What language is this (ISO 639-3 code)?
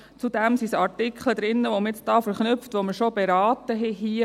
gsw